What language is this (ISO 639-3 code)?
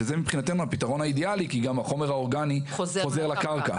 heb